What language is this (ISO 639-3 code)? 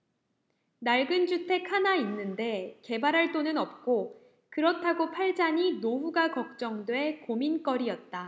kor